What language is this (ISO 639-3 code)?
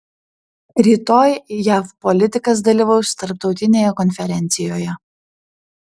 lit